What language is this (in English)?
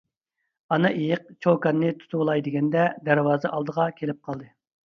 Uyghur